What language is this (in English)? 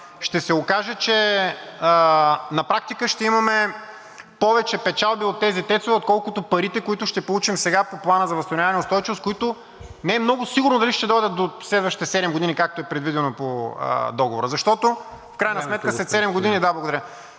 Bulgarian